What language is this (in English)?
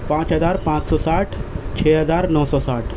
Urdu